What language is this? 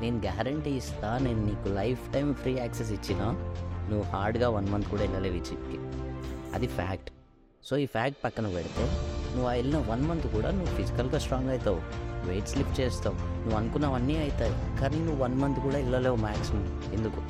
Telugu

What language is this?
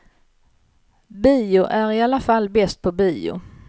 Swedish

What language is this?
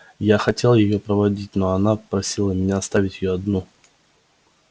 Russian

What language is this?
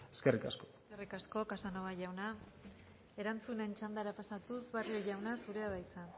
Basque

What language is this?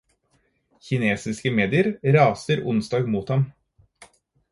Norwegian Bokmål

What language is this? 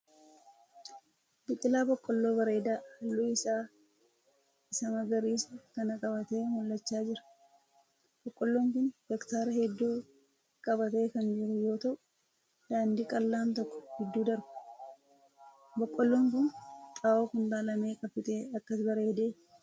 Oromo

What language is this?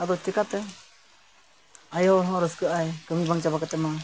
Santali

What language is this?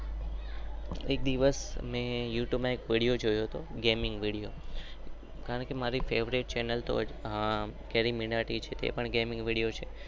Gujarati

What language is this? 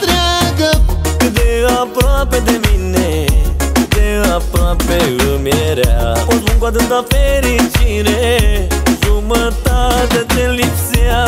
Romanian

